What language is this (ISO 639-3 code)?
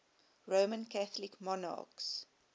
eng